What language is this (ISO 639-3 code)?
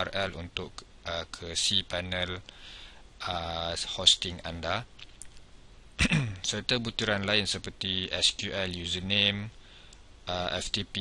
msa